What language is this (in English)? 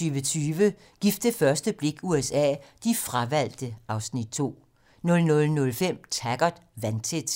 Danish